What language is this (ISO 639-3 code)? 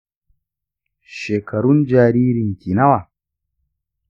hau